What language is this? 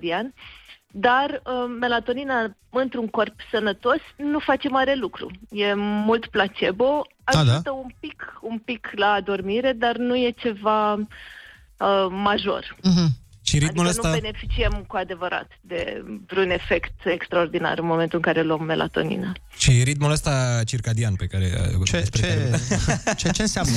Romanian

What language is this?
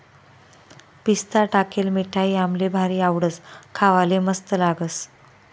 Marathi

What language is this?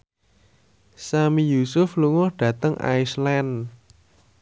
Javanese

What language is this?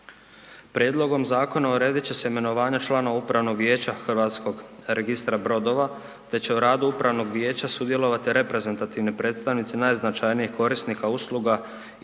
Croatian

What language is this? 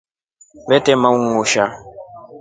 Rombo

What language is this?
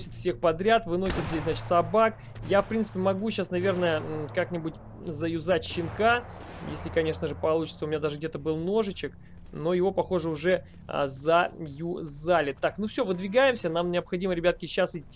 Russian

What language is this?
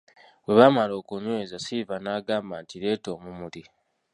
Ganda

